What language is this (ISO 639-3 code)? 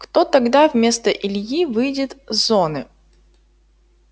rus